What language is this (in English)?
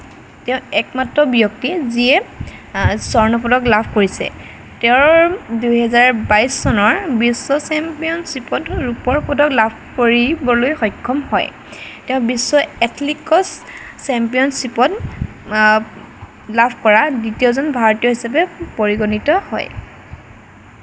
Assamese